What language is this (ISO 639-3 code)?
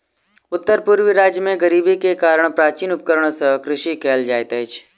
mai